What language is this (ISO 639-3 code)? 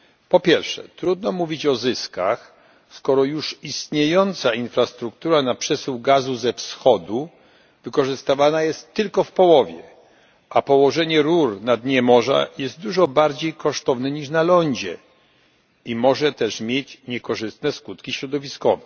pol